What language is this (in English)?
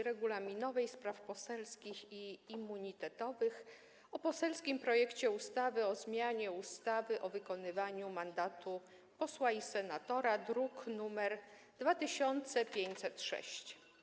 Polish